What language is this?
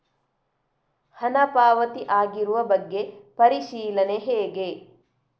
Kannada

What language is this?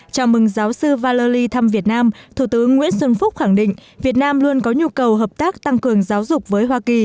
Vietnamese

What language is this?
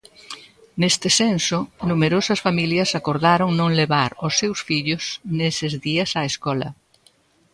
Galician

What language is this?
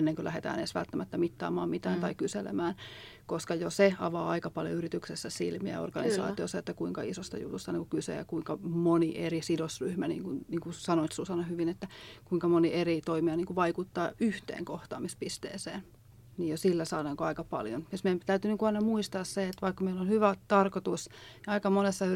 Finnish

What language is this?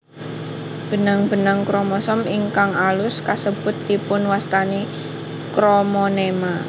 Javanese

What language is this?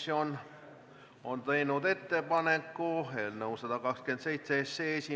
Estonian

